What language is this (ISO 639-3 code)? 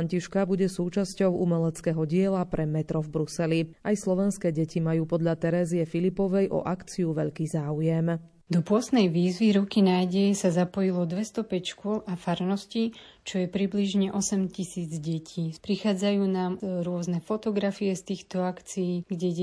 slk